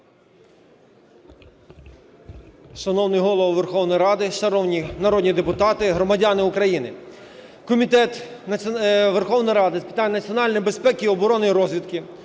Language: Ukrainian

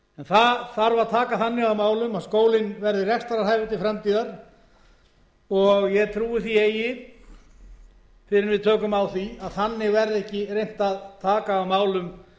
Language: Icelandic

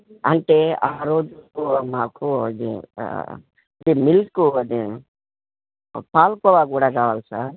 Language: Telugu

